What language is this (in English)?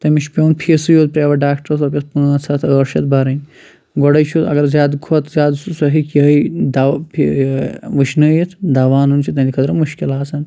Kashmiri